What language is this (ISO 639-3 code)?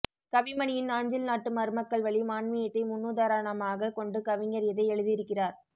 tam